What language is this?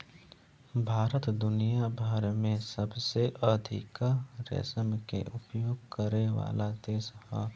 Bhojpuri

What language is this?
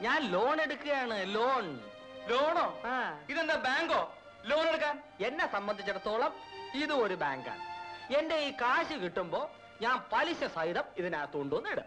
Malayalam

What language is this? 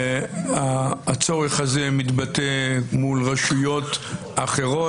Hebrew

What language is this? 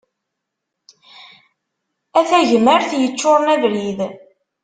Kabyle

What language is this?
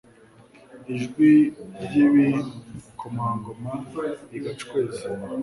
Kinyarwanda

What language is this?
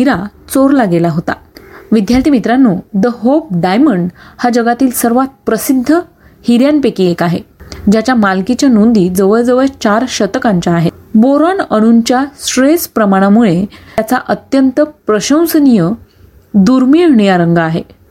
Marathi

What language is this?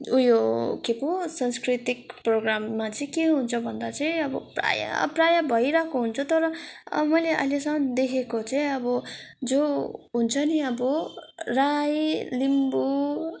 Nepali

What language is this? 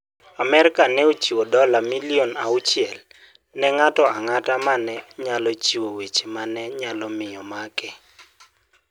Luo (Kenya and Tanzania)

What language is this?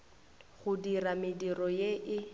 Northern Sotho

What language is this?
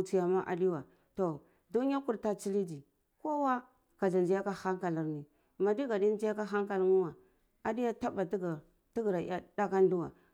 Cibak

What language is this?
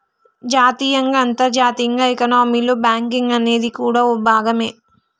Telugu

